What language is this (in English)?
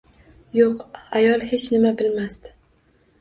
Uzbek